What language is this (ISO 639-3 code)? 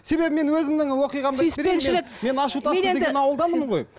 kaz